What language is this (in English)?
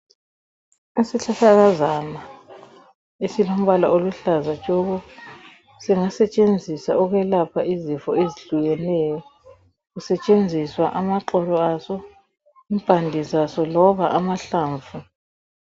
North Ndebele